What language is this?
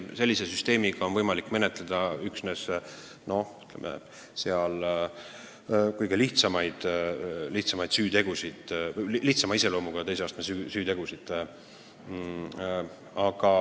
Estonian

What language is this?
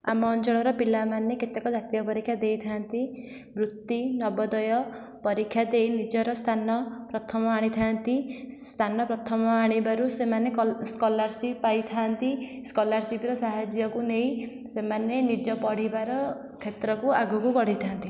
Odia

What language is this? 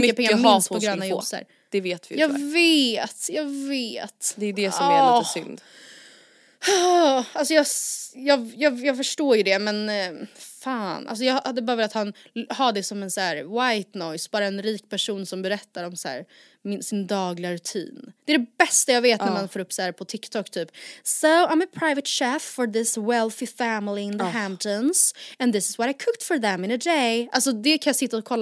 Swedish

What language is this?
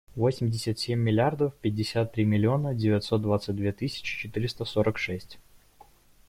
Russian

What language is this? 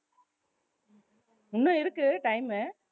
Tamil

